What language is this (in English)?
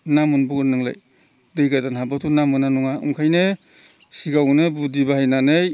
Bodo